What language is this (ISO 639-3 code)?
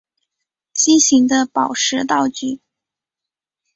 zho